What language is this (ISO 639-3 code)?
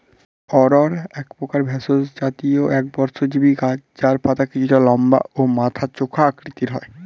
ben